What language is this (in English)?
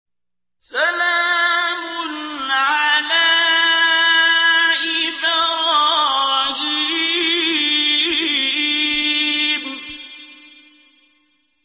Arabic